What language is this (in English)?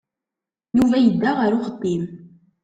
Kabyle